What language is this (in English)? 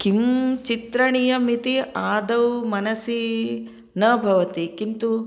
Sanskrit